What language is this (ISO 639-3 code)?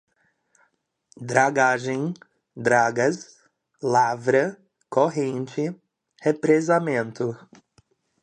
por